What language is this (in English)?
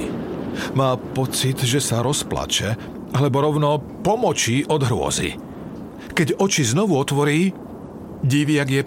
Slovak